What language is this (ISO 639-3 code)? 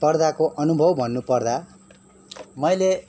nep